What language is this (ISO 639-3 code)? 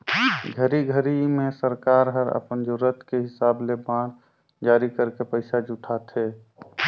hne